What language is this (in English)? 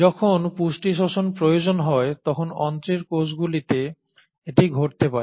Bangla